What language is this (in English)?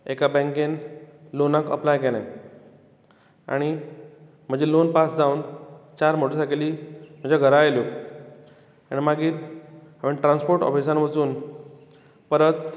Konkani